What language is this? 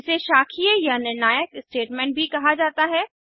Hindi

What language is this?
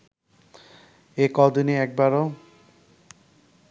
Bangla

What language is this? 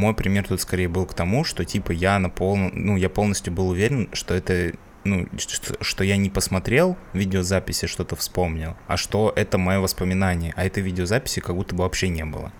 Russian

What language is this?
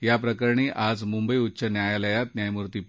Marathi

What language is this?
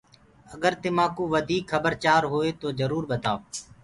Gurgula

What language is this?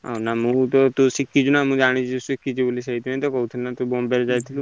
Odia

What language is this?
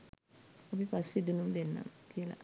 Sinhala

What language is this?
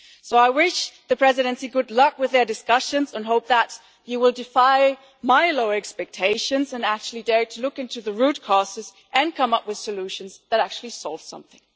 English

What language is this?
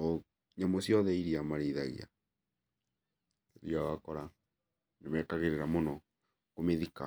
Kikuyu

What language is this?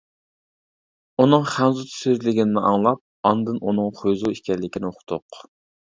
Uyghur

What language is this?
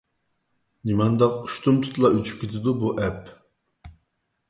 Uyghur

